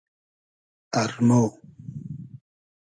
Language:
Hazaragi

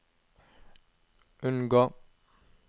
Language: Norwegian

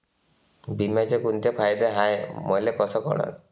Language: Marathi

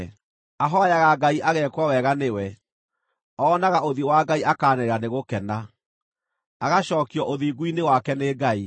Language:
Kikuyu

